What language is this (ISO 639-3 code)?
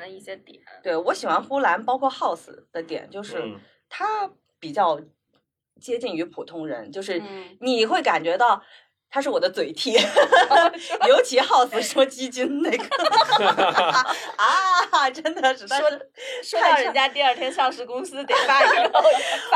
zho